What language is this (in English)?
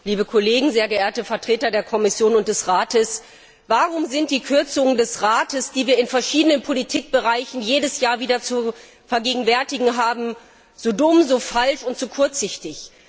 German